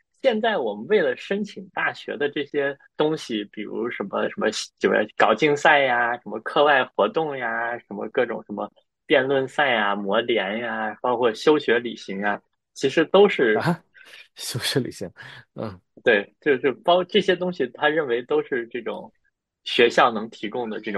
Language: Chinese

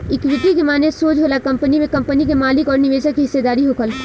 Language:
Bhojpuri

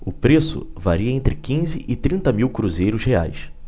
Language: Portuguese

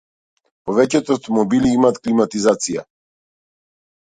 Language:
Macedonian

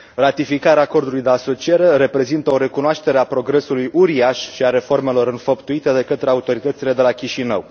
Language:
Romanian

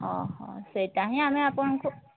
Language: Odia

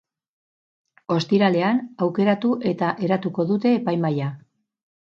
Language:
Basque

